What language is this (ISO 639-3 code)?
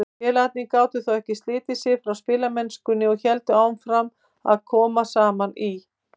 isl